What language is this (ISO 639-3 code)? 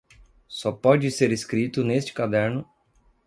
por